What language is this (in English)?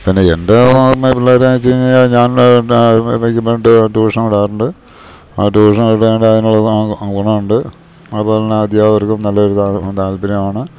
Malayalam